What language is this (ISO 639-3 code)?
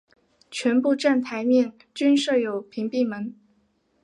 zho